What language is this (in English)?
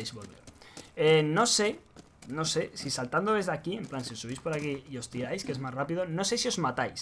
Spanish